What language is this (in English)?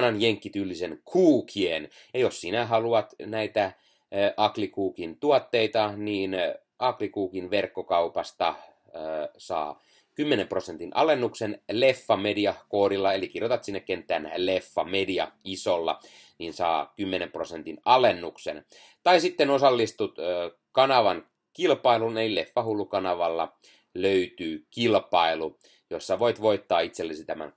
Finnish